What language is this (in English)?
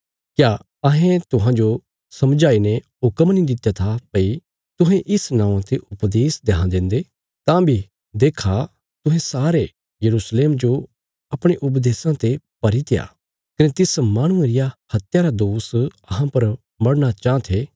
Bilaspuri